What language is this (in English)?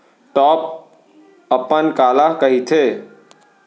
Chhattisgarhi